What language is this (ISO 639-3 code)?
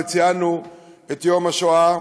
heb